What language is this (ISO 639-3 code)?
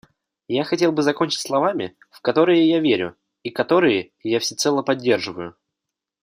rus